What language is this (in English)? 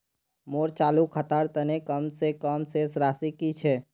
Magahi